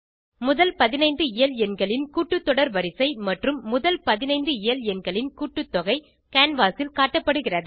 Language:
Tamil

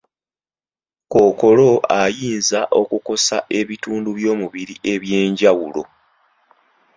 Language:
Ganda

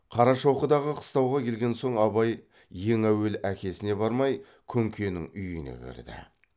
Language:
Kazakh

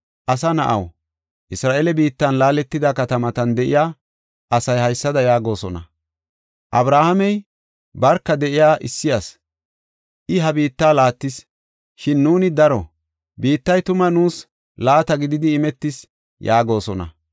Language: Gofa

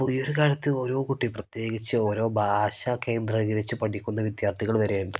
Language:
Malayalam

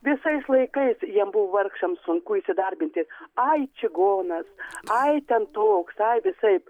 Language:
Lithuanian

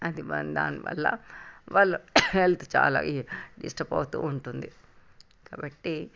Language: Telugu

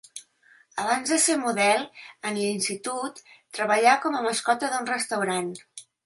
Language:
Catalan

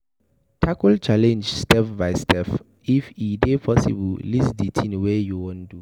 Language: Nigerian Pidgin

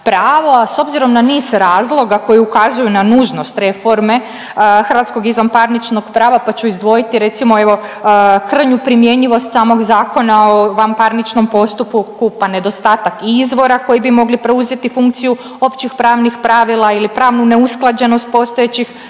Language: Croatian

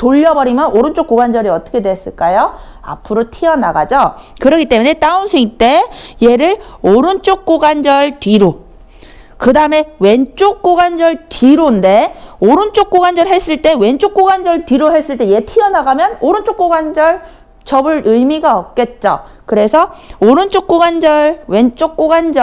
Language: Korean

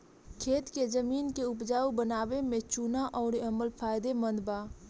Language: Bhojpuri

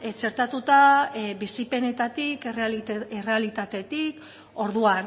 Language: Basque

